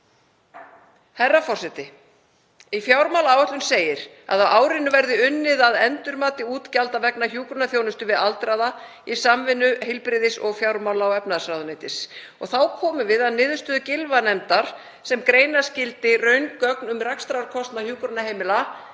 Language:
Icelandic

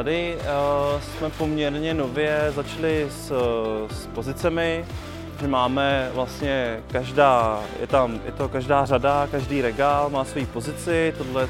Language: Czech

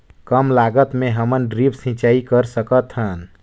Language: Chhattisgarhi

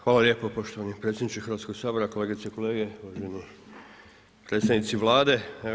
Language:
Croatian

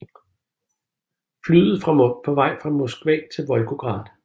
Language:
Danish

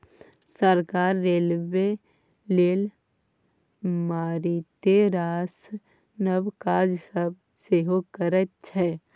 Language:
Maithili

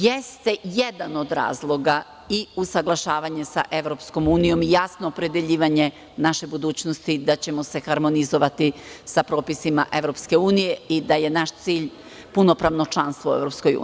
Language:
Serbian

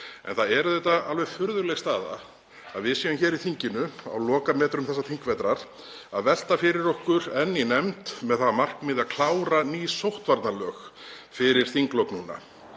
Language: Icelandic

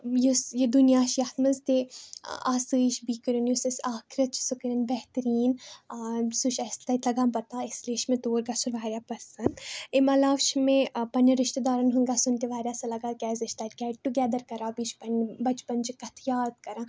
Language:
Kashmiri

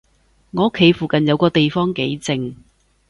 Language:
Cantonese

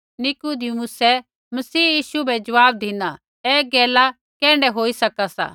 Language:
Kullu Pahari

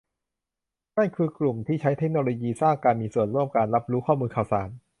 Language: Thai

